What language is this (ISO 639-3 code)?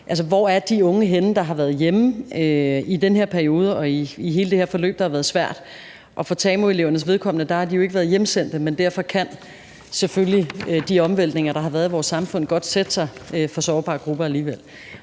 dan